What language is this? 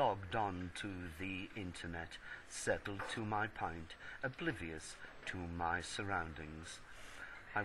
English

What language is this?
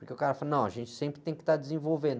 Portuguese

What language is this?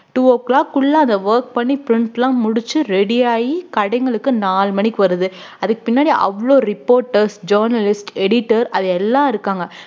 Tamil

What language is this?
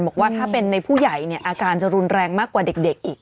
Thai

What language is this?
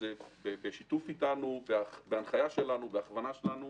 Hebrew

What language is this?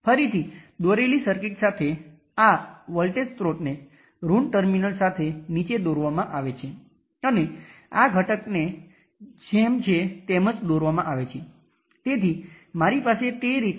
Gujarati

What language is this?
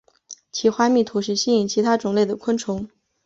Chinese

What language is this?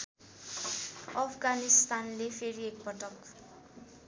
Nepali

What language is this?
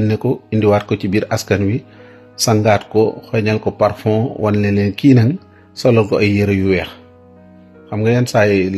Arabic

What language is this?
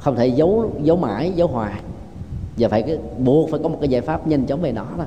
Vietnamese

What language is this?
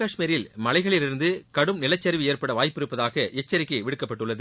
Tamil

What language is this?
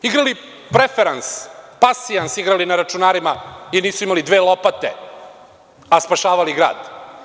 Serbian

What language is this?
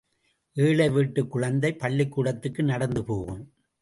Tamil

